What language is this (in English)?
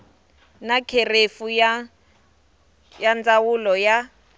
Tsonga